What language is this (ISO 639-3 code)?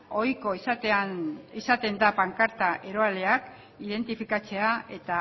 eus